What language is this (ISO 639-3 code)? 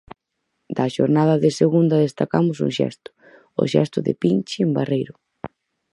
glg